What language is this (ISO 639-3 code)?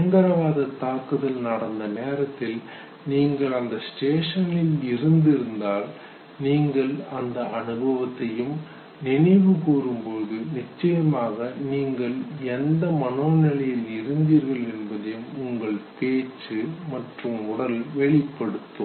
tam